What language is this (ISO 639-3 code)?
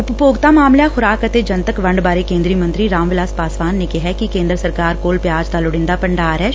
pan